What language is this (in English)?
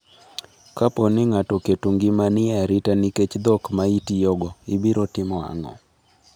Luo (Kenya and Tanzania)